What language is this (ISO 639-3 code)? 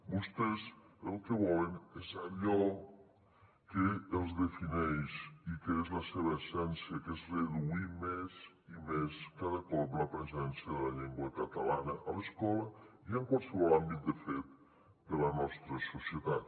cat